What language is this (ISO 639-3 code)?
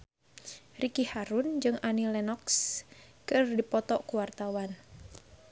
sun